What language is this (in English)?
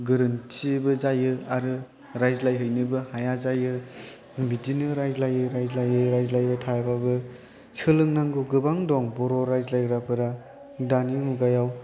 Bodo